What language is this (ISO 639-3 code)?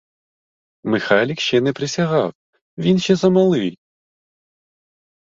ukr